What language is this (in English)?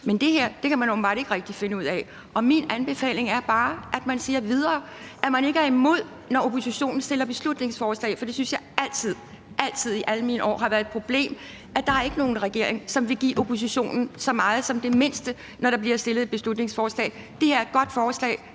Danish